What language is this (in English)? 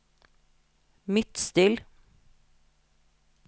Norwegian